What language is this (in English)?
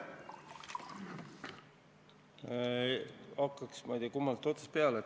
Estonian